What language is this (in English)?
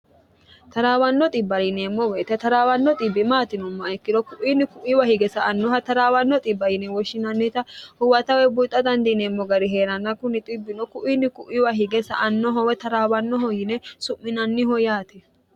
Sidamo